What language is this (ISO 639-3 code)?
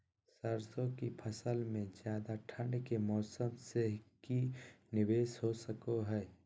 mag